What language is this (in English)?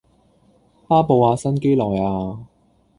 Cantonese